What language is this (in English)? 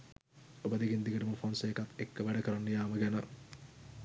Sinhala